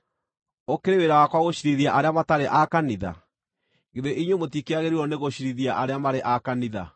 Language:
Kikuyu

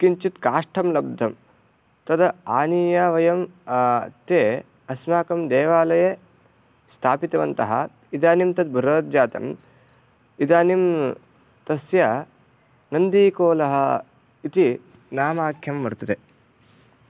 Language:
Sanskrit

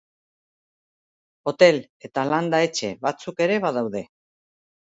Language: Basque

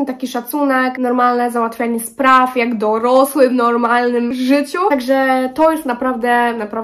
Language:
Polish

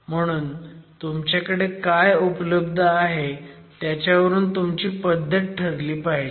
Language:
Marathi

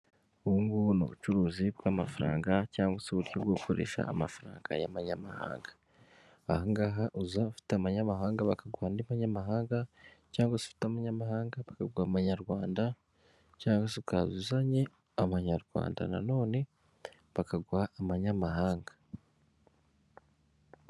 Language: Kinyarwanda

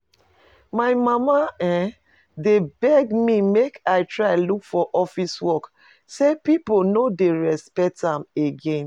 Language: Nigerian Pidgin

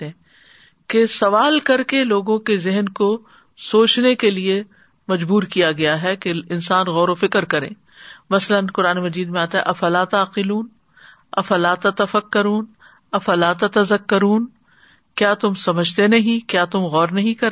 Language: Urdu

